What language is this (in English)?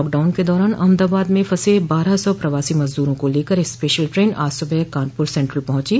Hindi